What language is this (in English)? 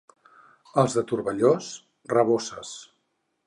Catalan